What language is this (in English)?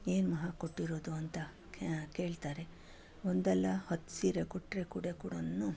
Kannada